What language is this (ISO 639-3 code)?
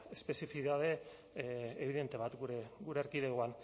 eus